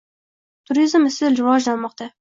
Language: Uzbek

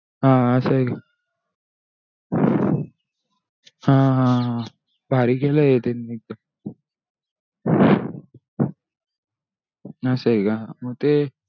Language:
Marathi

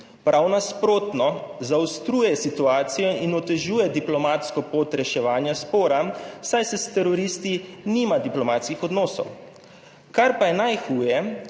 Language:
Slovenian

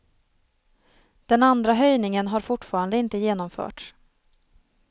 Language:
Swedish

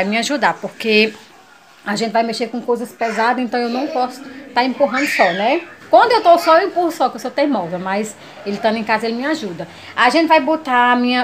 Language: Portuguese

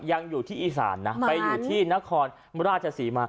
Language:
Thai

